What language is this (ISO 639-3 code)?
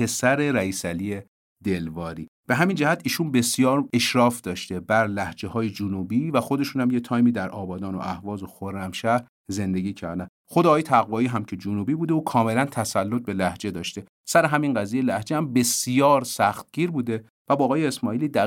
fas